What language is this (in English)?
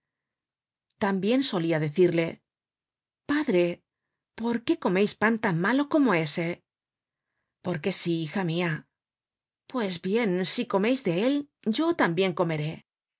Spanish